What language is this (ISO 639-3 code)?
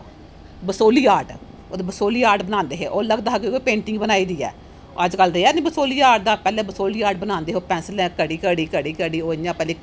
doi